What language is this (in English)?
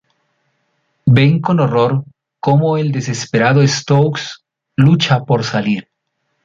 Spanish